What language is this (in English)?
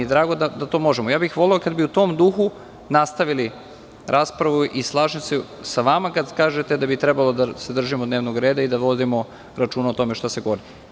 Serbian